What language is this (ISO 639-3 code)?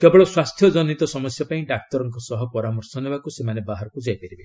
ori